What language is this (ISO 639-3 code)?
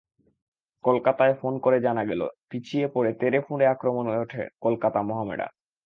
ben